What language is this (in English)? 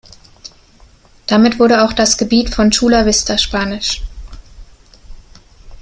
German